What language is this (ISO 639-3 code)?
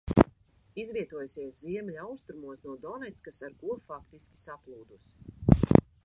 lav